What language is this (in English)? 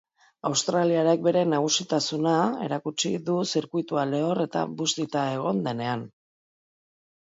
Basque